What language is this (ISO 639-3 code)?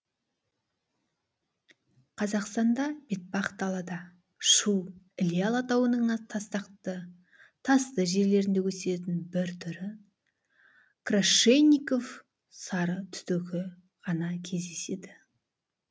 kaz